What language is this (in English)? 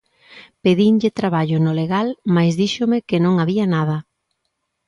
Galician